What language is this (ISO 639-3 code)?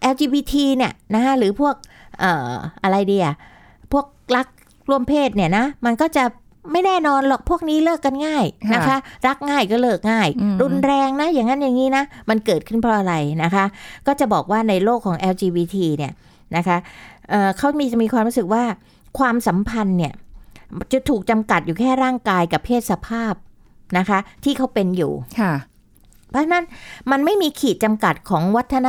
tha